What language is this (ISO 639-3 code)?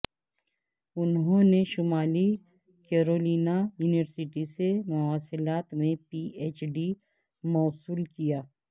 urd